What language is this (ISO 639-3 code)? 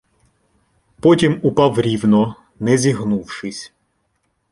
ukr